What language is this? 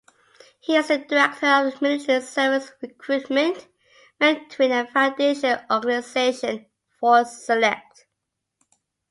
English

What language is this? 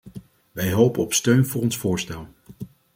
Dutch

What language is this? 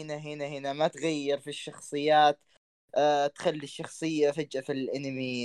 Arabic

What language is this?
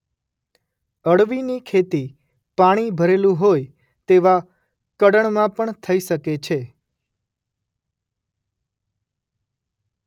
Gujarati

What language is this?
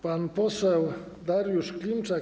Polish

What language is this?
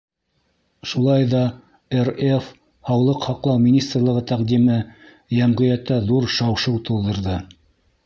Bashkir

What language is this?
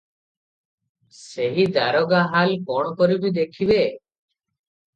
Odia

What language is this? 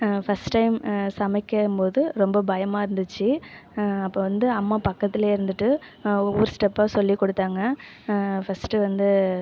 Tamil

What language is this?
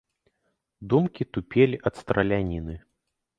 Belarusian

